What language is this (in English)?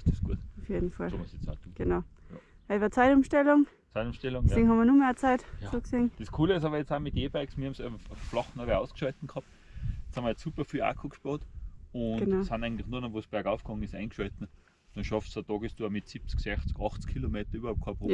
German